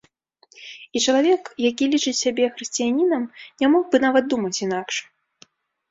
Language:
Belarusian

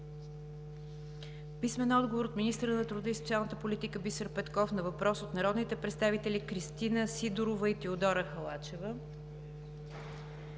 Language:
Bulgarian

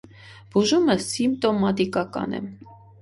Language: Armenian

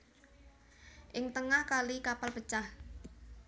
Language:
Javanese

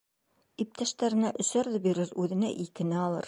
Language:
Bashkir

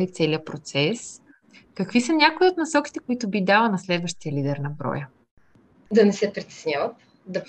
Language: Bulgarian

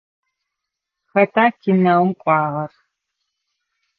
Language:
Adyghe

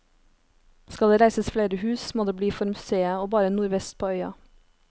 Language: Norwegian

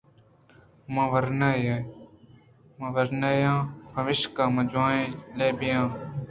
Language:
Eastern Balochi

